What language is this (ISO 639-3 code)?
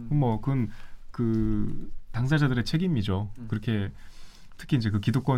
kor